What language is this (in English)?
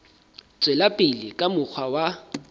Southern Sotho